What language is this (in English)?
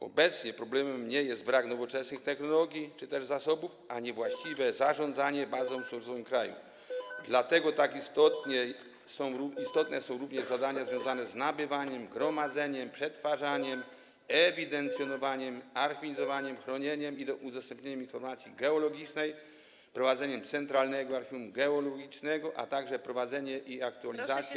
Polish